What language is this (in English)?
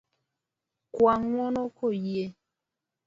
Luo (Kenya and Tanzania)